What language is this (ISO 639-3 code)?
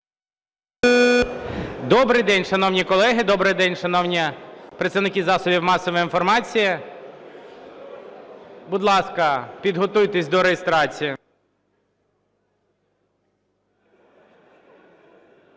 ukr